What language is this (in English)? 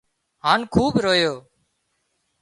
Wadiyara Koli